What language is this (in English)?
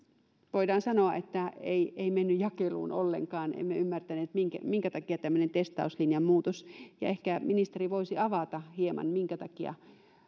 Finnish